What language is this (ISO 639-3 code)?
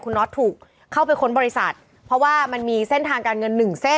tha